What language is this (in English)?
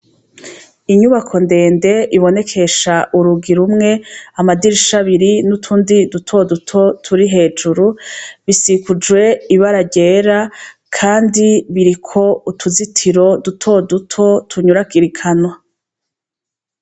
Rundi